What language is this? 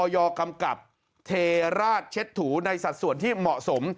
Thai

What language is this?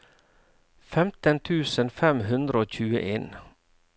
Norwegian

